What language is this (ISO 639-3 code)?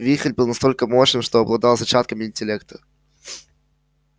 rus